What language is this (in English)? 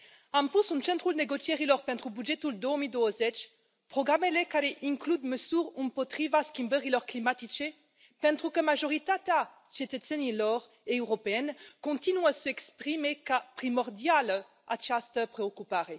Romanian